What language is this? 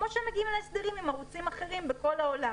Hebrew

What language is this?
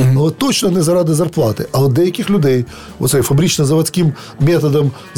Ukrainian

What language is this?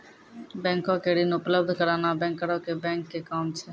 Maithili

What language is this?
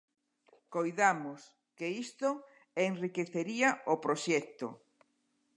Galician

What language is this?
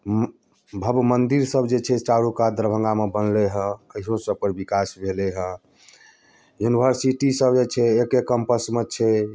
Maithili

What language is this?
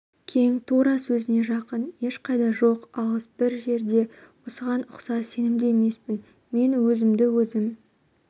Kazakh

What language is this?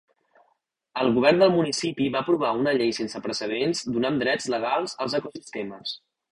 Catalan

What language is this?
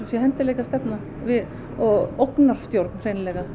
Icelandic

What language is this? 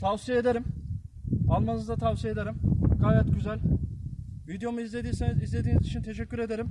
Turkish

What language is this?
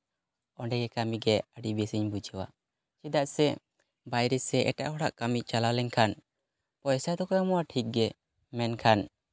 Santali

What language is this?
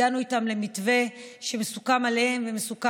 Hebrew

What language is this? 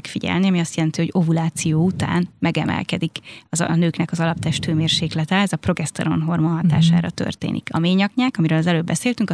Hungarian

